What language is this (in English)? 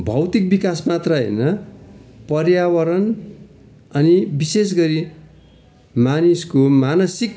Nepali